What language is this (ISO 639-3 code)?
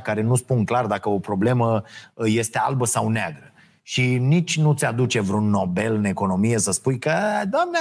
ron